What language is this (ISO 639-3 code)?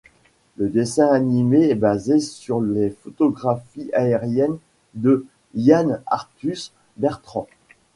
fra